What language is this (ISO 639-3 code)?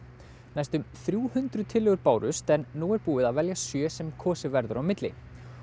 isl